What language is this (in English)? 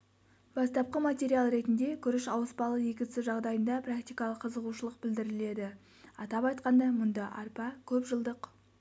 Kazakh